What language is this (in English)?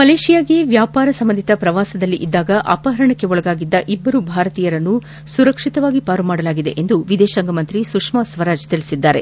Kannada